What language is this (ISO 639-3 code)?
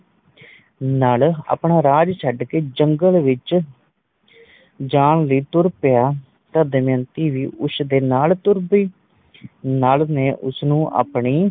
pan